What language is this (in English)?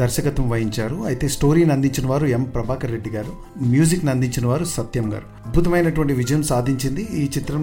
Telugu